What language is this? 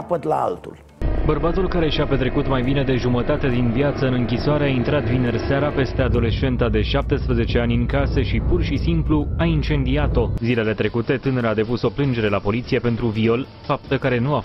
Romanian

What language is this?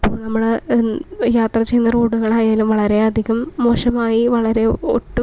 Malayalam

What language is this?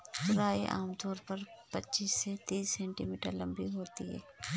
Hindi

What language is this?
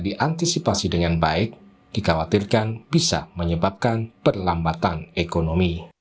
Indonesian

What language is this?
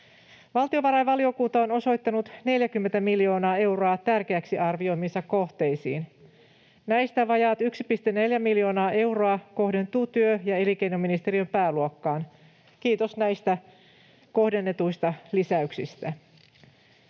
Finnish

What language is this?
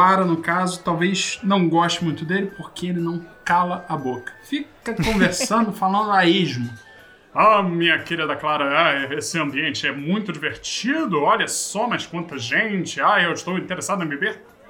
Portuguese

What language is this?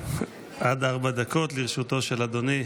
Hebrew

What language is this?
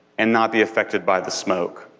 English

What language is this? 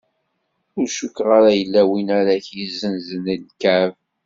Kabyle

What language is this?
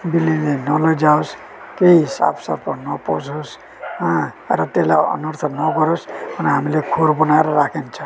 Nepali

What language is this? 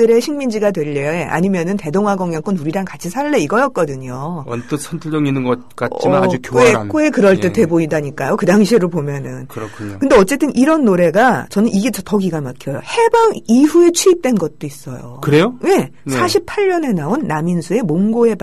Korean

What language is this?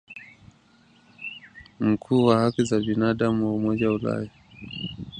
Swahili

